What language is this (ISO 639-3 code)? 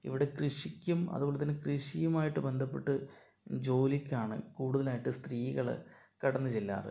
mal